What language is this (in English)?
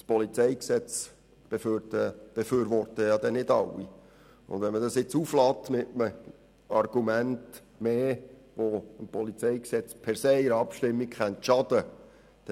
Swiss German